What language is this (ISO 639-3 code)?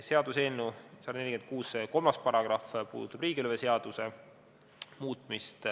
est